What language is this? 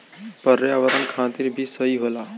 Bhojpuri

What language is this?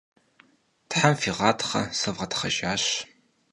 Kabardian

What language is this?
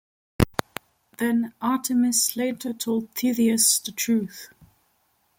English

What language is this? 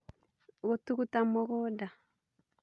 Kikuyu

